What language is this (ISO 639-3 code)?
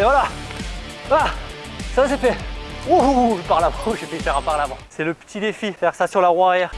fra